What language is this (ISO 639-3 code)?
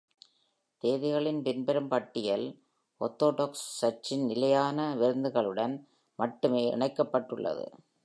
tam